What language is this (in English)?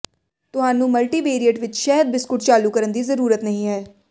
Punjabi